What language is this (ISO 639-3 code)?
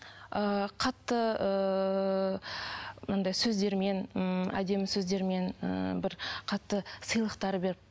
kaz